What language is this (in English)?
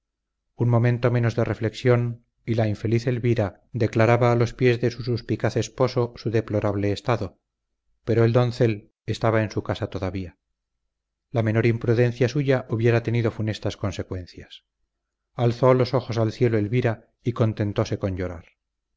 Spanish